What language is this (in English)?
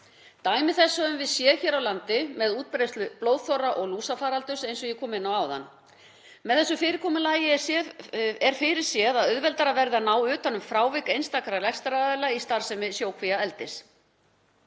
Icelandic